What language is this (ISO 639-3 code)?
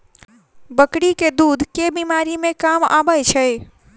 mai